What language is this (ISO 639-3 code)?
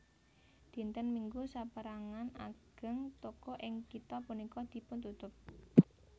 jav